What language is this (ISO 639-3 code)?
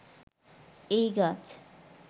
ben